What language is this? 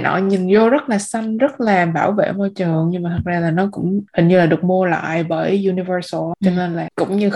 Vietnamese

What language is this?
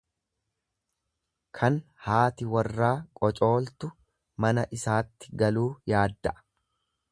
Oromo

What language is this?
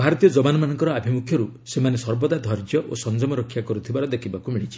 Odia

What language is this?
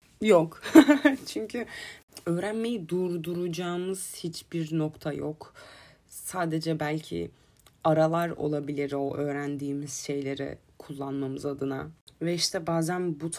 Turkish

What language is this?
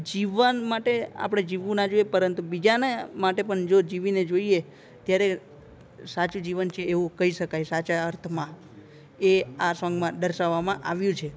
Gujarati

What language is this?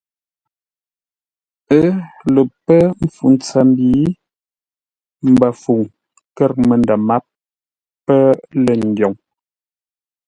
Ngombale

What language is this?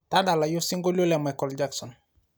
Masai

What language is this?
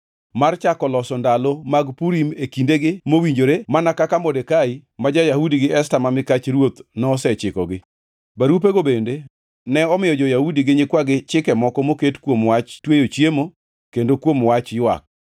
Luo (Kenya and Tanzania)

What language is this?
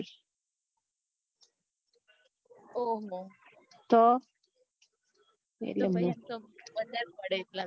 Gujarati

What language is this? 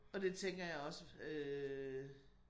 Danish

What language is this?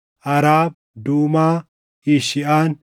Oromo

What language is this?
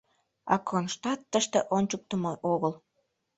Mari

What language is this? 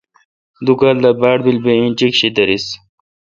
Kalkoti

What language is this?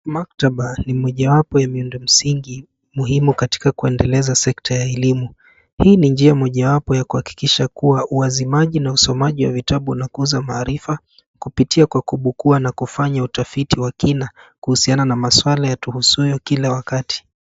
Swahili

